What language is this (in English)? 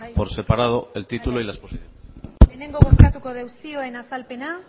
Basque